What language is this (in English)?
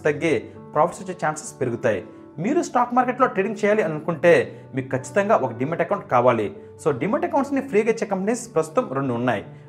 Telugu